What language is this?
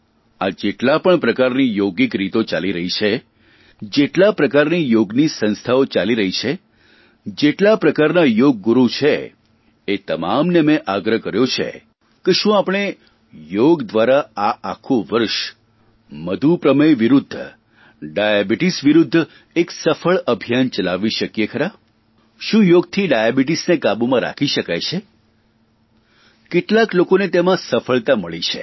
Gujarati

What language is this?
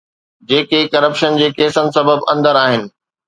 Sindhi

